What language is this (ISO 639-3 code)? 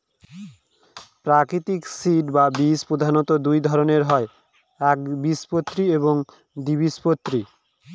ben